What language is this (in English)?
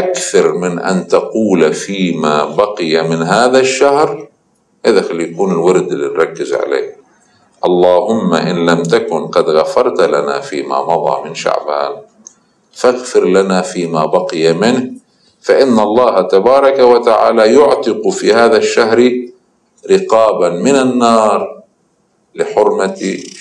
Arabic